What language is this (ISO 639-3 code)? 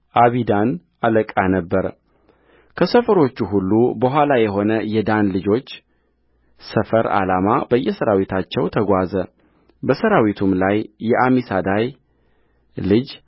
amh